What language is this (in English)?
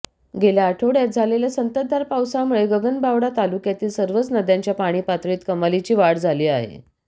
Marathi